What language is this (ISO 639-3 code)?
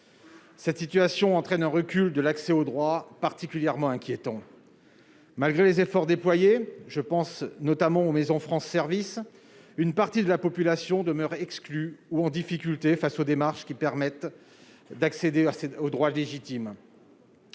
fra